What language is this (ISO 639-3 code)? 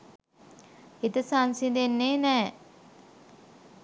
sin